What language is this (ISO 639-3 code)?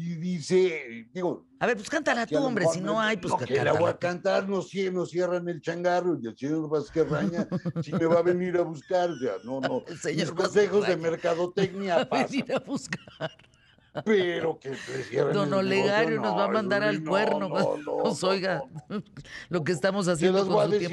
spa